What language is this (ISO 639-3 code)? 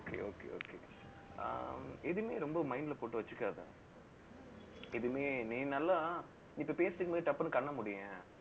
tam